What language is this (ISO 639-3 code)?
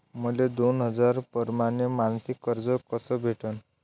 mar